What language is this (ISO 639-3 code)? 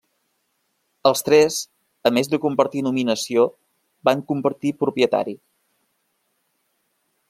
cat